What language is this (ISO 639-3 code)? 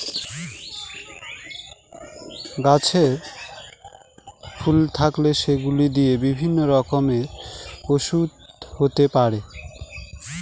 ben